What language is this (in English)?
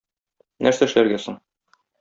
Tatar